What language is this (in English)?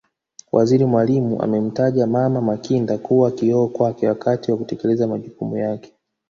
Swahili